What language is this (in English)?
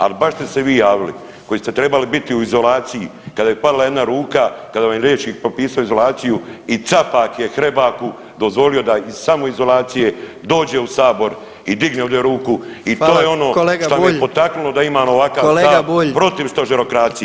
Croatian